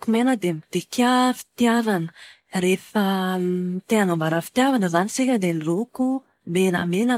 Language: Malagasy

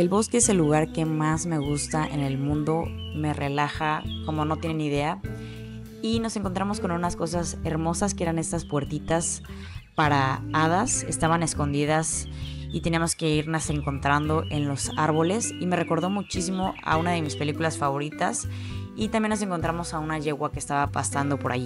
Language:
Spanish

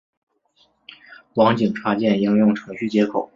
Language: Chinese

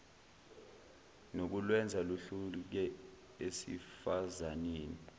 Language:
Zulu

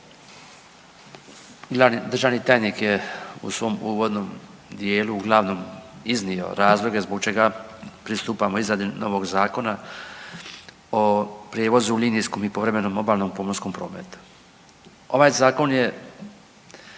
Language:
Croatian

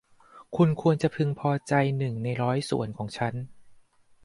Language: Thai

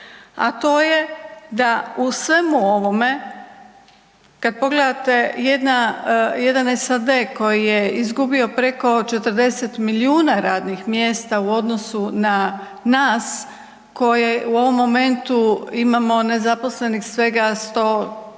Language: Croatian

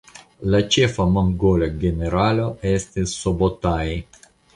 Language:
Esperanto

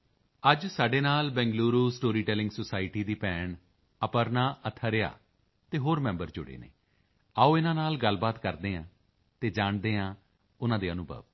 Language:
Punjabi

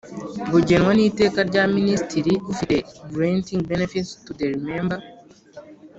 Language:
Kinyarwanda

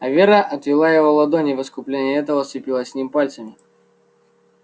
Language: Russian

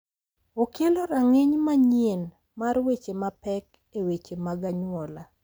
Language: Luo (Kenya and Tanzania)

